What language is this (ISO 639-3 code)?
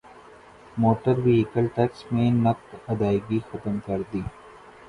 urd